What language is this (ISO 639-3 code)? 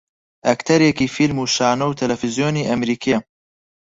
ckb